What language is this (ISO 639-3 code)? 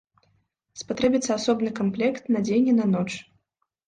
bel